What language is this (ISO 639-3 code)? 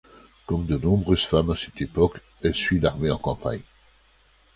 fra